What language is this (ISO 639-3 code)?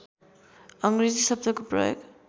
nep